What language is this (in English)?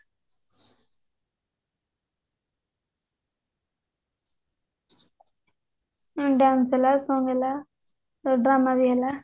Odia